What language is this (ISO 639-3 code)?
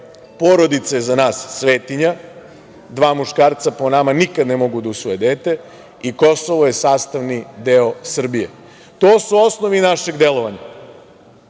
srp